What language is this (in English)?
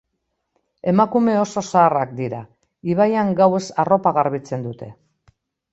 Basque